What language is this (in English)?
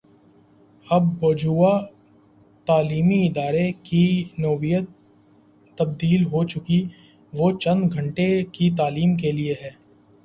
Urdu